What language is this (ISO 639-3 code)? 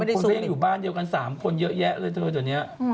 tha